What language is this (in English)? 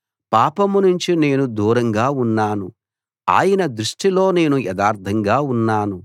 Telugu